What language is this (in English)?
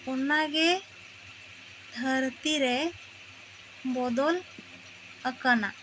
Santali